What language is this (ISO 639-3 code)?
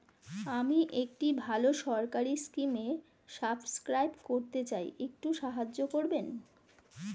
ben